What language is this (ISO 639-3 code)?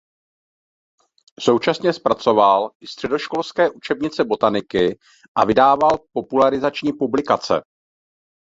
ces